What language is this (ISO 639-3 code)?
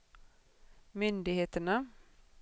swe